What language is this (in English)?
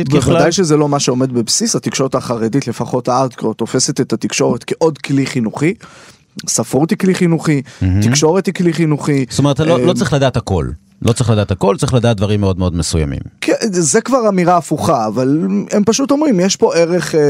Hebrew